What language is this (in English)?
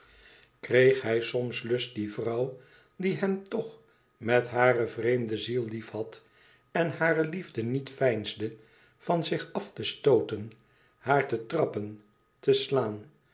Dutch